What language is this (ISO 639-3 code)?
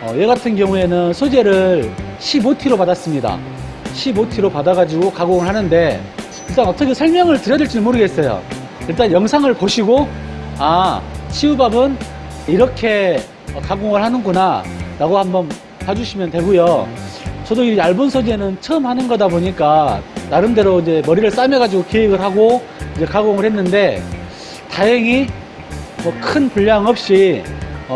kor